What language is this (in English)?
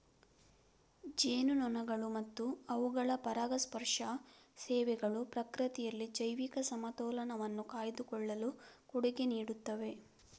Kannada